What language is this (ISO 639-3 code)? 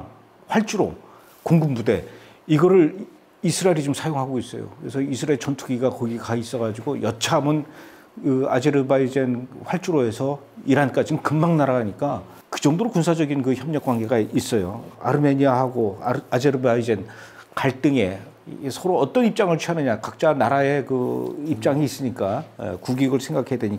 kor